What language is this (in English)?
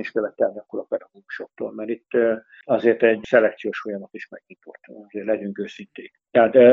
Hungarian